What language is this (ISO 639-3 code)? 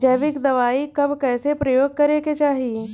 bho